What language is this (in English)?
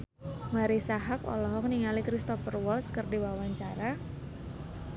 Sundanese